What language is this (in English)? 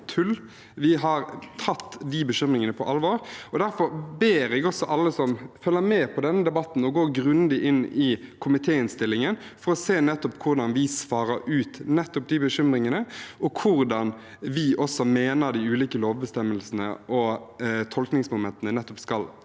Norwegian